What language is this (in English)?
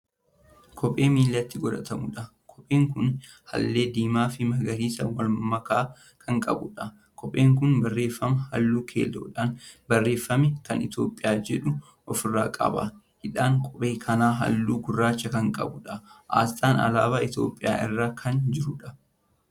Oromo